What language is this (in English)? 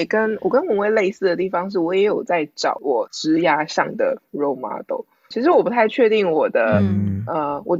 Chinese